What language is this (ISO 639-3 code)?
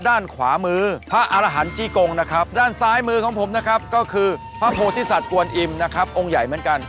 tha